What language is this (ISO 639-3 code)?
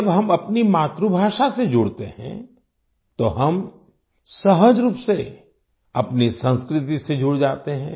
hin